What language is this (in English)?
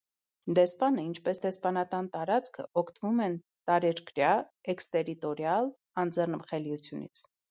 Armenian